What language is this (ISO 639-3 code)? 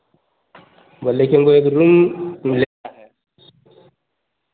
hin